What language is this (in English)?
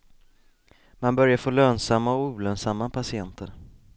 Swedish